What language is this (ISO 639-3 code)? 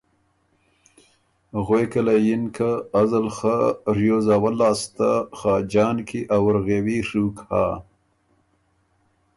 oru